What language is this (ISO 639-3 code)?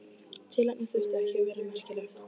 isl